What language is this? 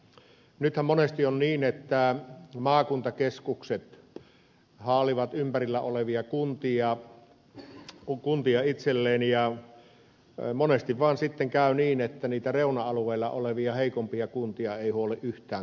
Finnish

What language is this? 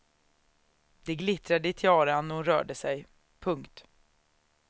Swedish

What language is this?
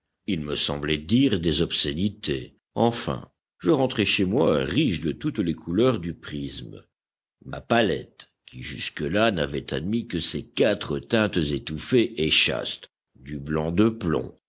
French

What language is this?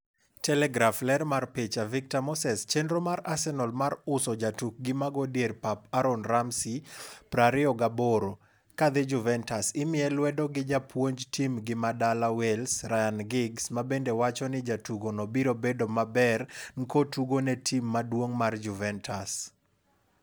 Luo (Kenya and Tanzania)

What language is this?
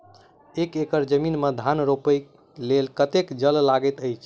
Maithili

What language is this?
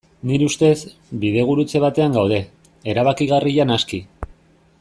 Basque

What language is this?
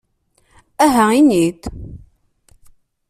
Kabyle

